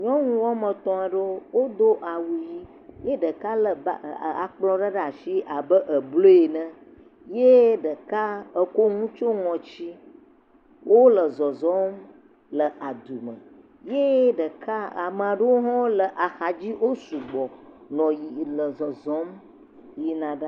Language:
Ewe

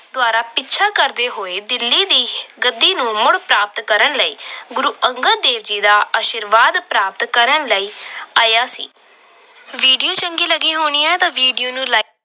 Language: Punjabi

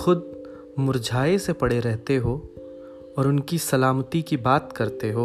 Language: Urdu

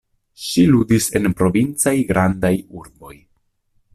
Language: Esperanto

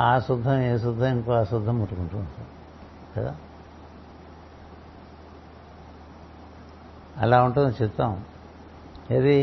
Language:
Telugu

